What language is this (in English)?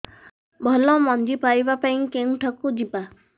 Odia